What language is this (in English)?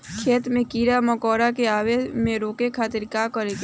Bhojpuri